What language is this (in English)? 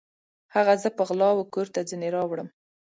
Pashto